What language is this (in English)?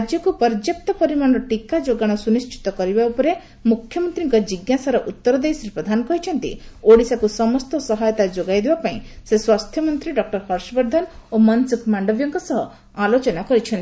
Odia